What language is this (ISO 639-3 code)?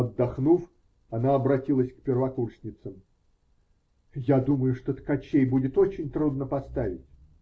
rus